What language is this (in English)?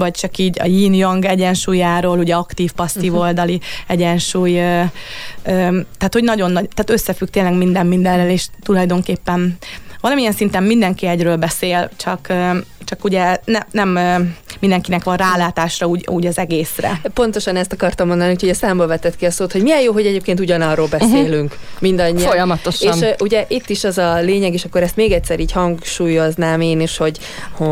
Hungarian